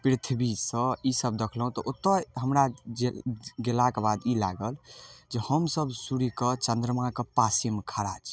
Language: Maithili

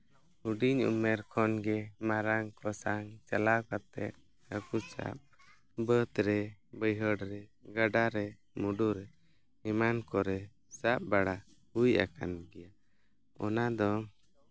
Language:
Santali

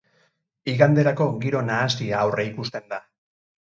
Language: Basque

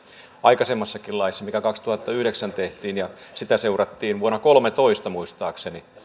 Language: Finnish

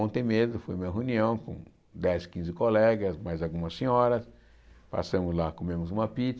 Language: Portuguese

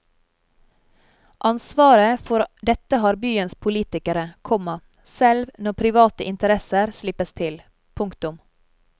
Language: Norwegian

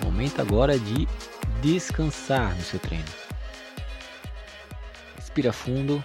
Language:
Portuguese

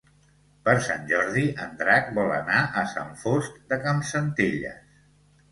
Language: Catalan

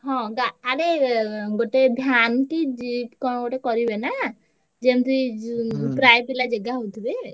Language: Odia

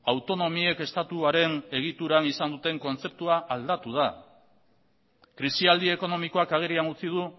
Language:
Basque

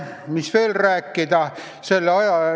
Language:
Estonian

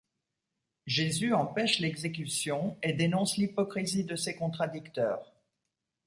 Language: French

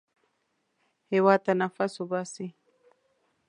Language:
Pashto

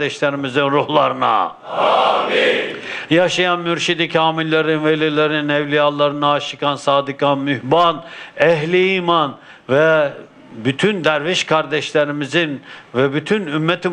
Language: Turkish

